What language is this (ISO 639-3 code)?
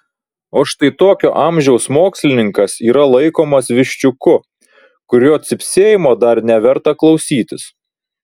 lit